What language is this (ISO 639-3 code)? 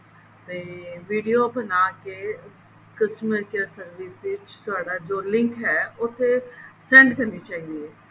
pan